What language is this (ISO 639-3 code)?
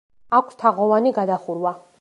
kat